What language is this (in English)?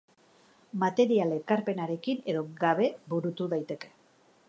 Basque